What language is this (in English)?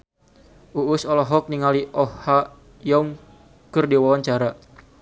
Sundanese